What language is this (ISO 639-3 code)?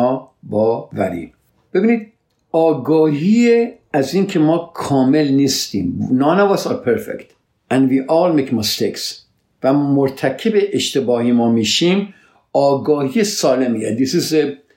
fas